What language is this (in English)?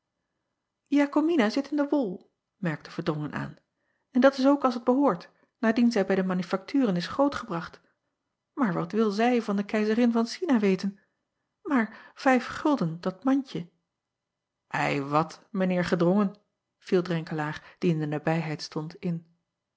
Dutch